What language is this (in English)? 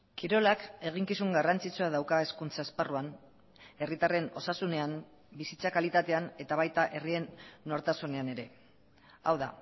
Basque